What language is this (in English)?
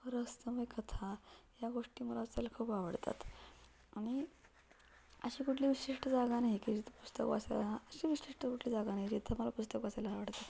Marathi